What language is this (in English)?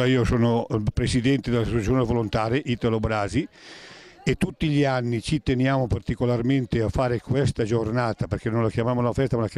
Italian